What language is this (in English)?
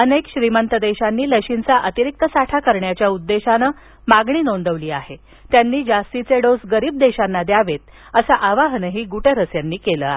Marathi